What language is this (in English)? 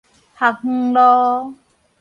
Min Nan Chinese